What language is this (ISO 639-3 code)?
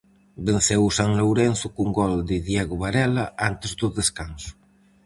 glg